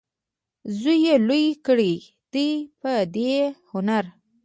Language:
Pashto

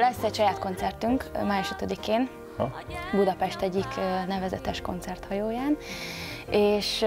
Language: Hungarian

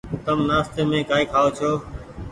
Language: Goaria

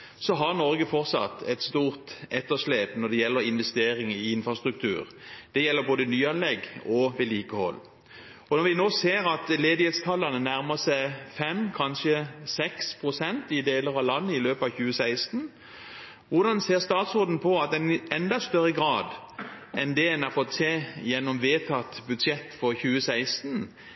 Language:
Norwegian Bokmål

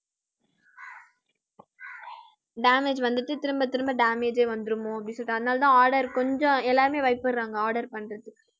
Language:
Tamil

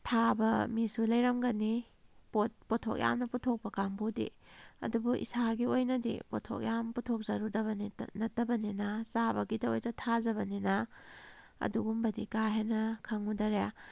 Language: Manipuri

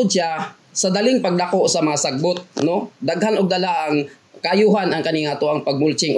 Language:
Filipino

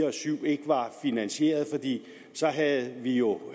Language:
Danish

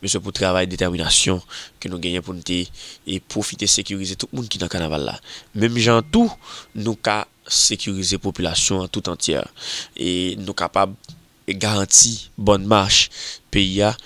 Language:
French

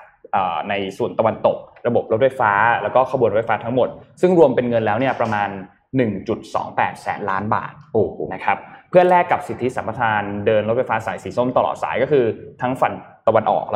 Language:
Thai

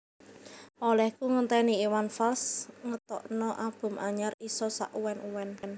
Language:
Javanese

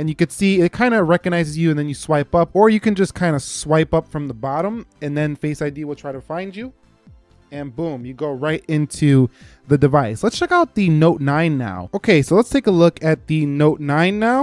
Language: English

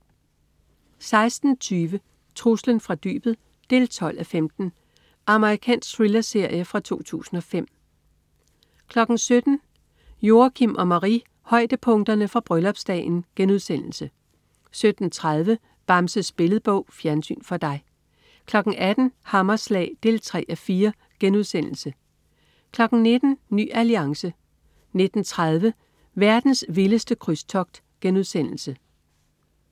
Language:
Danish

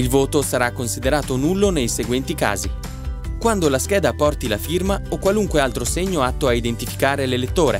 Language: Italian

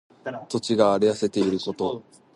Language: Japanese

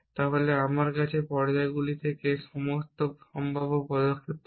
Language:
Bangla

